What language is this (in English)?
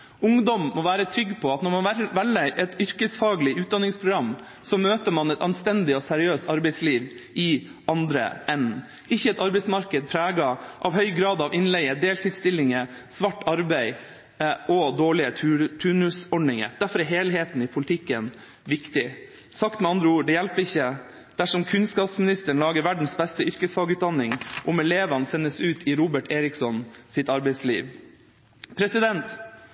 Norwegian Bokmål